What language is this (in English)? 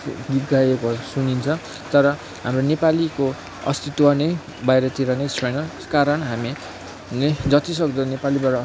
Nepali